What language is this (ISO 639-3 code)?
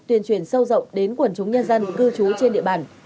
vie